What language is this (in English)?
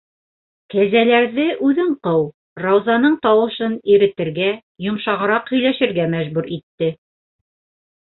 Bashkir